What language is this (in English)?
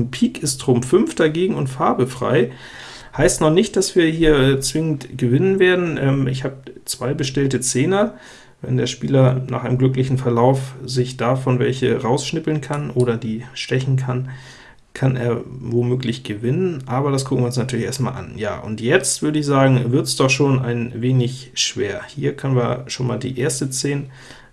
German